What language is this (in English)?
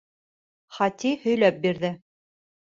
Bashkir